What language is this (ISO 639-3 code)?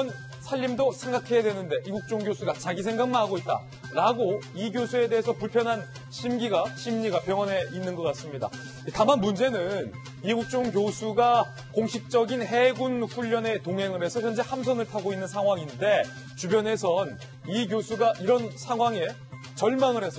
kor